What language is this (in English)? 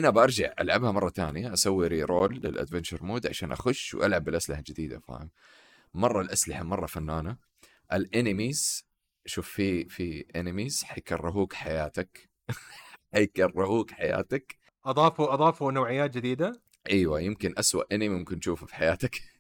Arabic